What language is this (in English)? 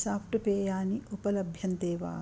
Sanskrit